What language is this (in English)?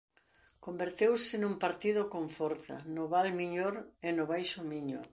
Galician